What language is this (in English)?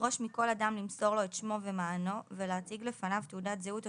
Hebrew